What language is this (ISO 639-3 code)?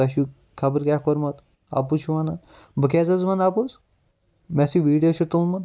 kas